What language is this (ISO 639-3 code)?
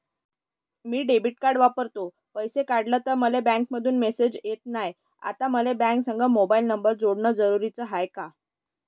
mar